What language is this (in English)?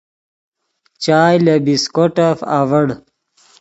Yidgha